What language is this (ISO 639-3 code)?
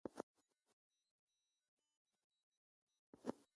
eto